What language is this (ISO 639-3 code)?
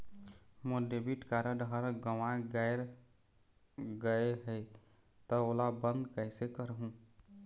hne